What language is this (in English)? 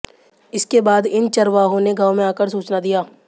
Hindi